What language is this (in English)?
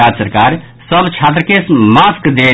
Maithili